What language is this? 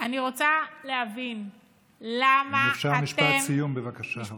Hebrew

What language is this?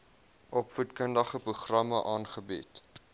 Afrikaans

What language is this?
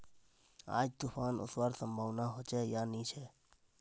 Magahi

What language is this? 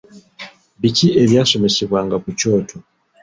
Ganda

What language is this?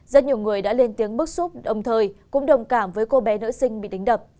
Vietnamese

